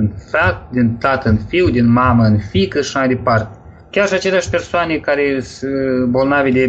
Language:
Romanian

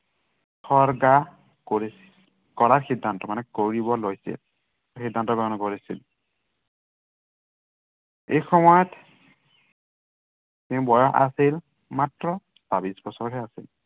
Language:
Assamese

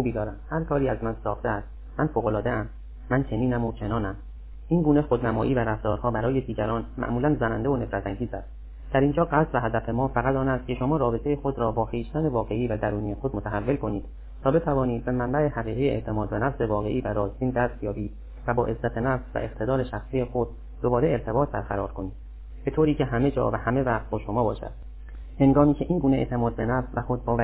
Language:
Persian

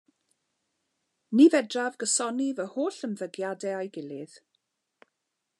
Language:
Welsh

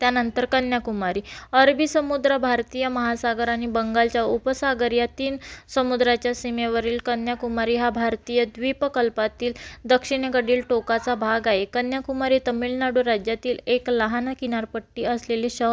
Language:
Marathi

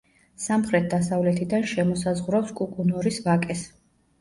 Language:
Georgian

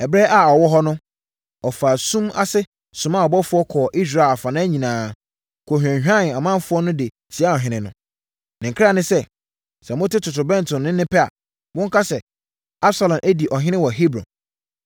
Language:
Akan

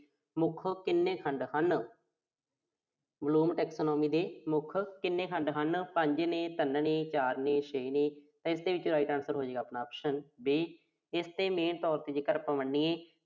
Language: Punjabi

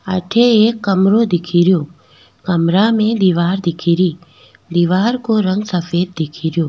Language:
Rajasthani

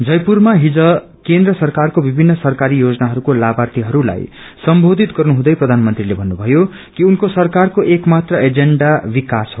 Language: Nepali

